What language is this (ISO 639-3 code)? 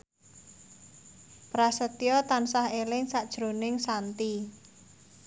jav